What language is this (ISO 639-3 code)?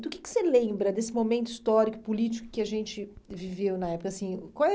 por